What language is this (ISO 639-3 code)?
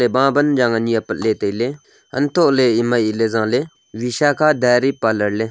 nnp